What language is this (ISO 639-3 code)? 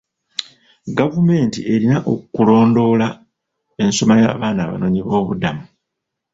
lug